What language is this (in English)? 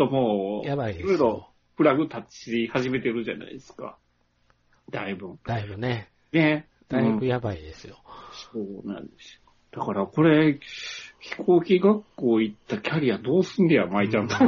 Japanese